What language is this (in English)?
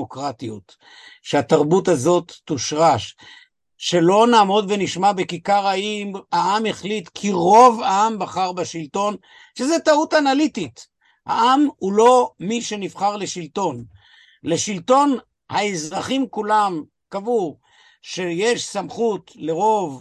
Hebrew